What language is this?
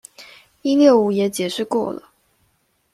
Chinese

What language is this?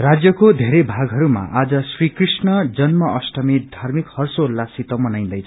Nepali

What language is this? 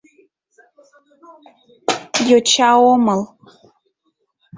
Mari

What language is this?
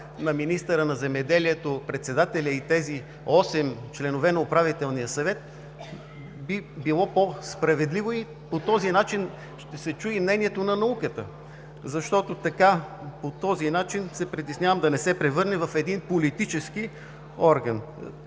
Bulgarian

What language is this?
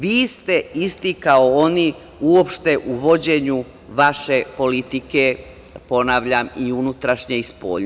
Serbian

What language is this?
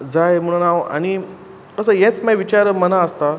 Konkani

